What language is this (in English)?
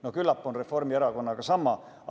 Estonian